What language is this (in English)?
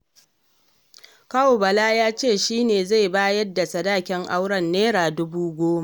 Hausa